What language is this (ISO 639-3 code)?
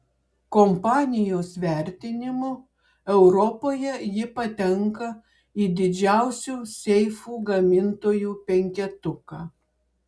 lit